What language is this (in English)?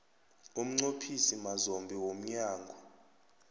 South Ndebele